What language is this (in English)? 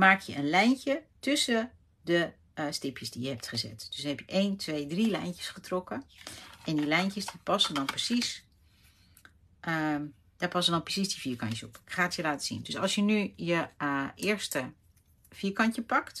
Dutch